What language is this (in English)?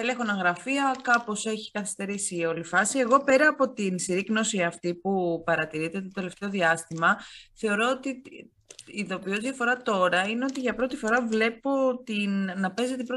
Greek